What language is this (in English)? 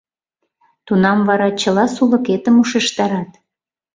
Mari